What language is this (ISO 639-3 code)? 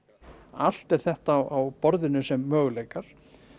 isl